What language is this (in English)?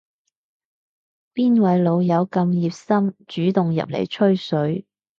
Cantonese